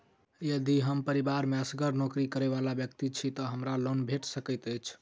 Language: Maithili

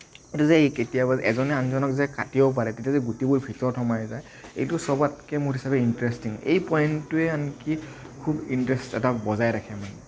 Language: Assamese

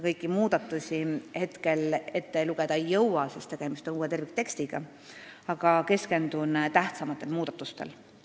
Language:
Estonian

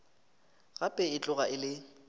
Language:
Northern Sotho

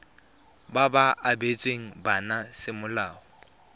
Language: Tswana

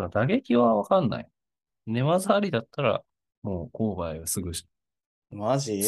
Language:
Japanese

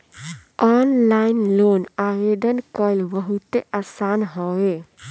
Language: Bhojpuri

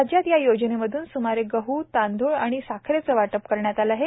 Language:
Marathi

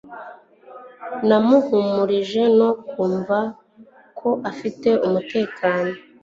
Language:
Kinyarwanda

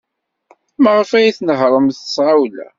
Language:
Kabyle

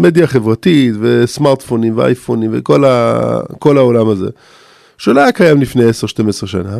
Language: Hebrew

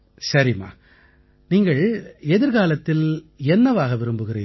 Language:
Tamil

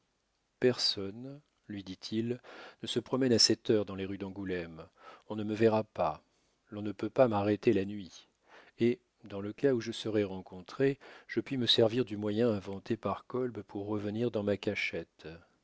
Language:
French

